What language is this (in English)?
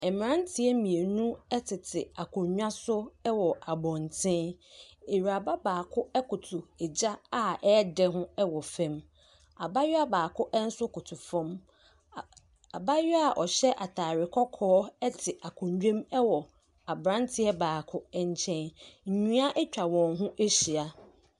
Akan